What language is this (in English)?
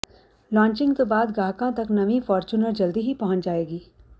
Punjabi